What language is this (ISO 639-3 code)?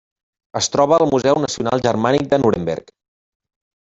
cat